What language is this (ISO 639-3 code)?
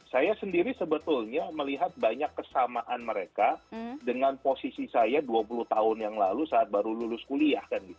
ind